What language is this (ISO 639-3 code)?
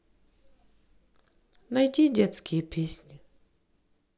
rus